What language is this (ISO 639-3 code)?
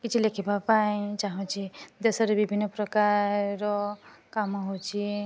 ori